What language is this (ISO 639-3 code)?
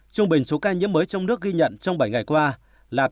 vie